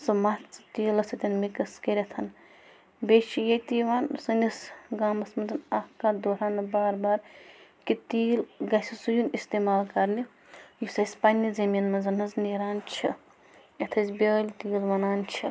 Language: Kashmiri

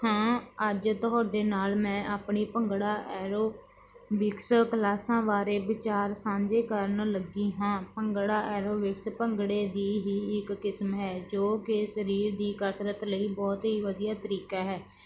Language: Punjabi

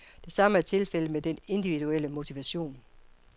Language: Danish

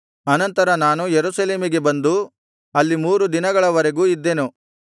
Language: Kannada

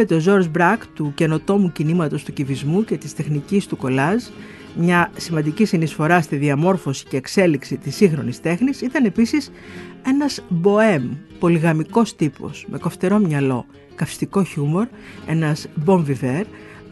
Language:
Greek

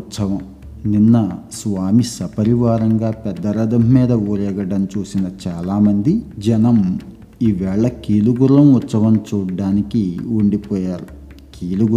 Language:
Telugu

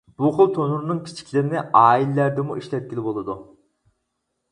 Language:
Uyghur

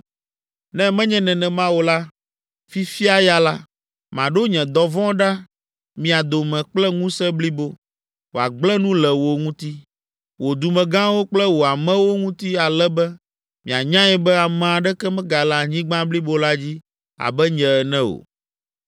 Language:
Ewe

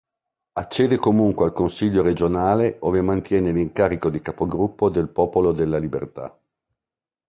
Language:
Italian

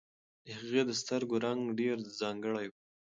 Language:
Pashto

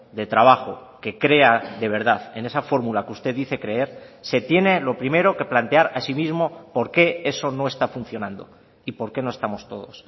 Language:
Spanish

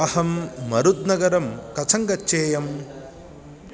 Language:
Sanskrit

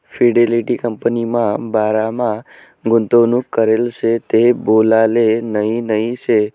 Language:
Marathi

